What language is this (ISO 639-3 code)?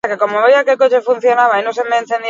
eus